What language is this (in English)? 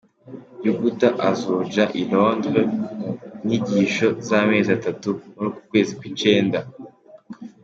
Kinyarwanda